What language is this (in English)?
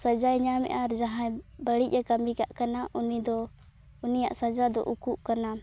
Santali